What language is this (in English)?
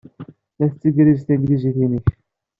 Kabyle